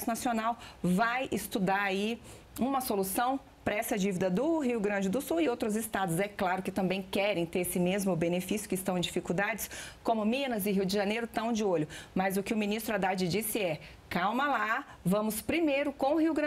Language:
Portuguese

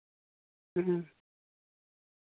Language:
Santali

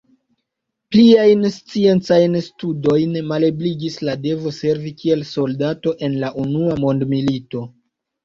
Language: Esperanto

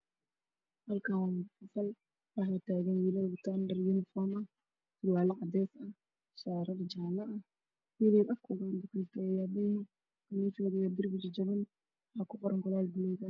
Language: Somali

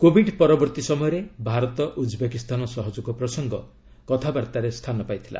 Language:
Odia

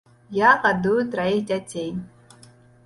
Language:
Belarusian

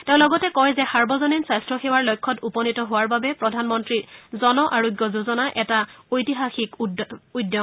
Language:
Assamese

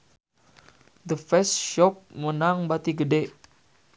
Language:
Sundanese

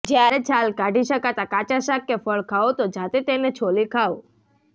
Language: Gujarati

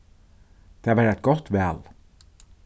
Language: Faroese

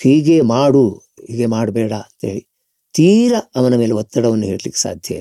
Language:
Kannada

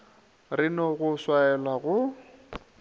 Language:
Northern Sotho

